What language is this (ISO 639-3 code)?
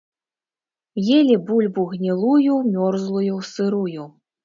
bel